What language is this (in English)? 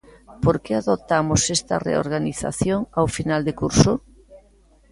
Galician